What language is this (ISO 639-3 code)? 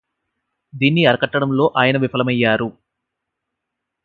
tel